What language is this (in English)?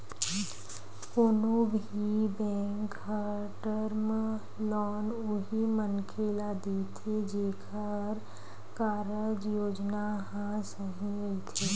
Chhattisgarhi